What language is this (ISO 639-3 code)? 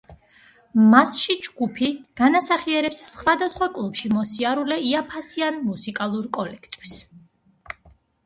kat